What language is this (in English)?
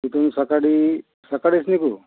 Marathi